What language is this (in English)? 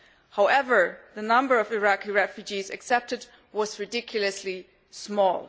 English